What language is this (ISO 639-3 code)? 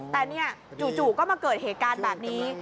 tha